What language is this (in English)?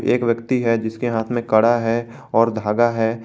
Hindi